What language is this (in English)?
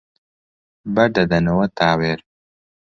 Central Kurdish